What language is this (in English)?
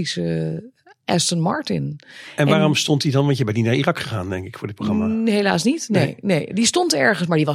Dutch